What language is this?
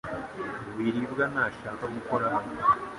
Kinyarwanda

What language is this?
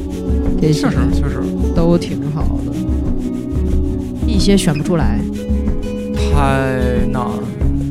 Chinese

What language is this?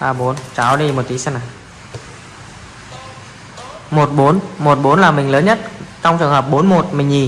Vietnamese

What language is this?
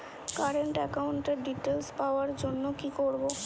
Bangla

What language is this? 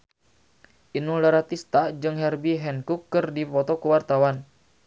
Sundanese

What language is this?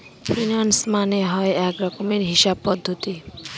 Bangla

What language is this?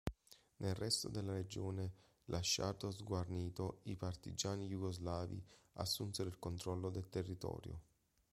Italian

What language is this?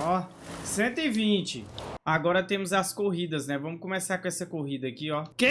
Portuguese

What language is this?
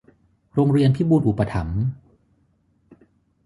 Thai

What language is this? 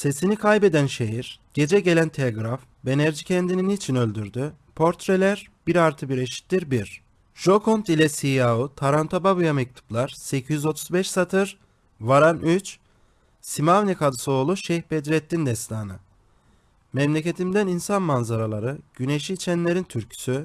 Turkish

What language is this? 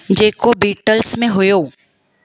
Sindhi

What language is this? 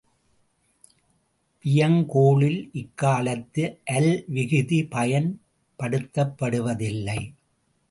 Tamil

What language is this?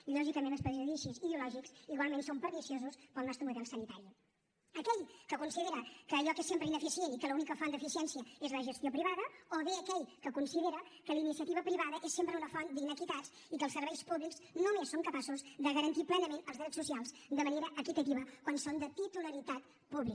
Catalan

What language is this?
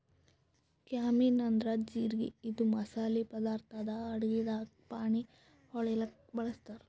Kannada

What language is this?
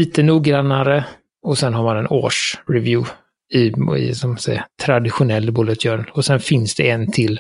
Swedish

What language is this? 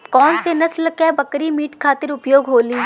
Bhojpuri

